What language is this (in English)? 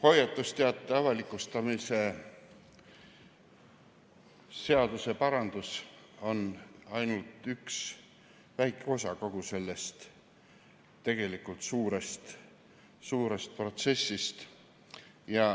Estonian